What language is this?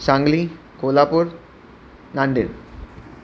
Sindhi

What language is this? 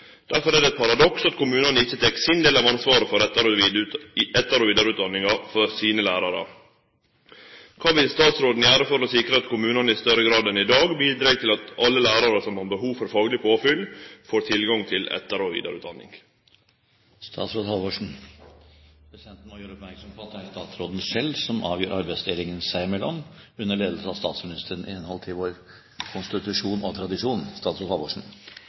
Norwegian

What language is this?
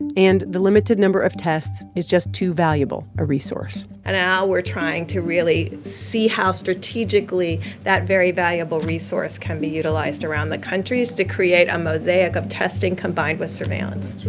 English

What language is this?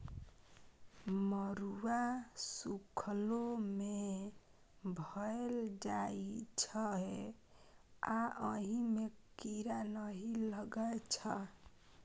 Maithili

